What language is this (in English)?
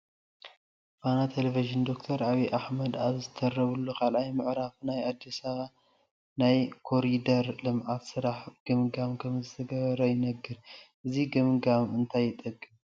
Tigrinya